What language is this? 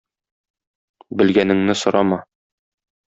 Tatar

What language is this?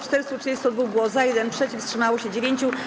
Polish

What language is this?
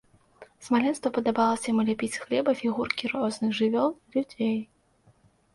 Belarusian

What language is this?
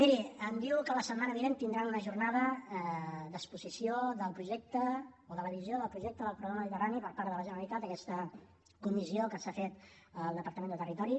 Catalan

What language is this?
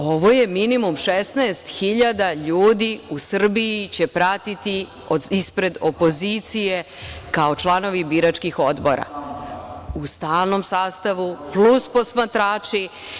Serbian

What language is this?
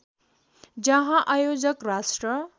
Nepali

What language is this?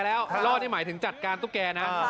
Thai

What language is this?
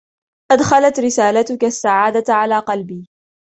Arabic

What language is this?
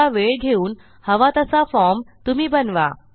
Marathi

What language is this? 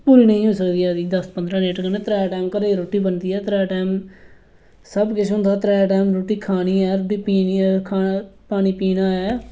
Dogri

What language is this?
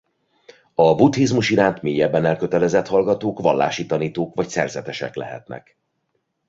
Hungarian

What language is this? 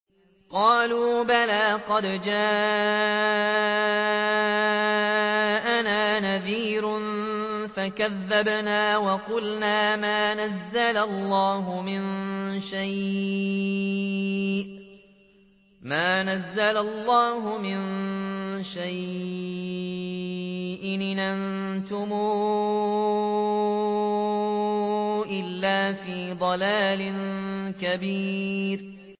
Arabic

